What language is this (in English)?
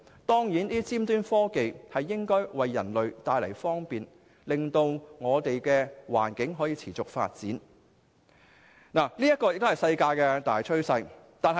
Cantonese